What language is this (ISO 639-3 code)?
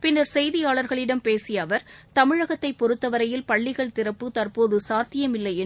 tam